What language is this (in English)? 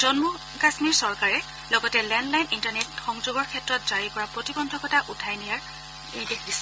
Assamese